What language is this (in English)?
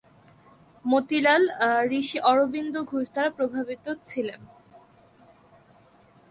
Bangla